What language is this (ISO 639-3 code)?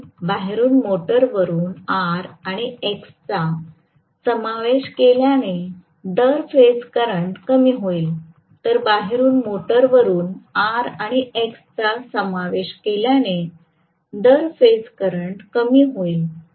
mar